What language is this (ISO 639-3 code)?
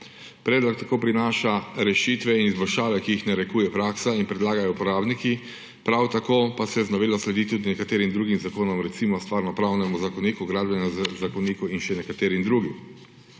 slv